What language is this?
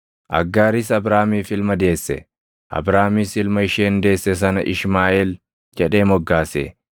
Oromo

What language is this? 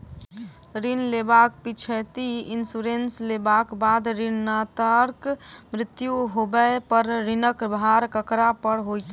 Maithili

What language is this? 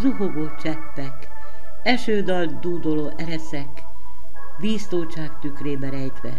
Hungarian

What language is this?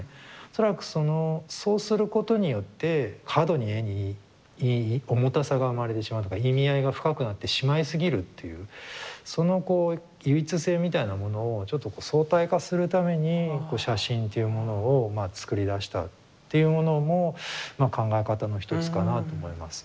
Japanese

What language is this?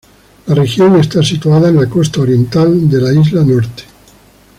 Spanish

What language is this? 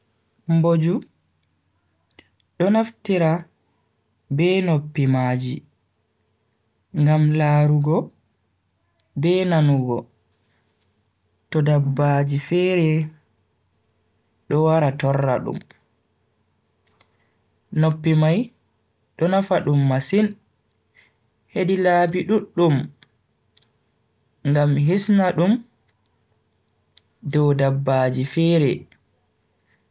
Bagirmi Fulfulde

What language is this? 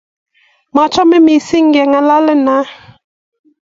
Kalenjin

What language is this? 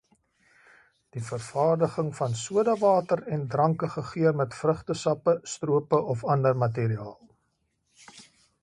Afrikaans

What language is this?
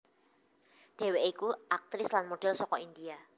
Javanese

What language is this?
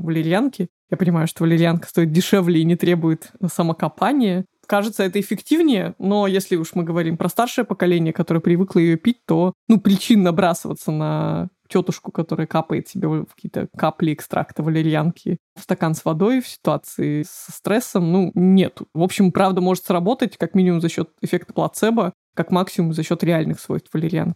Russian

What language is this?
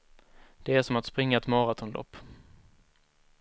Swedish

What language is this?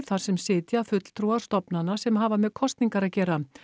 Icelandic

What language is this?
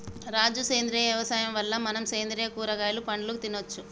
Telugu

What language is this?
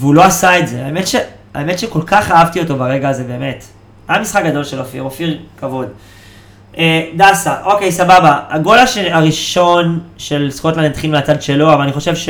Hebrew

